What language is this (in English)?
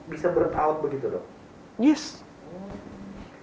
Indonesian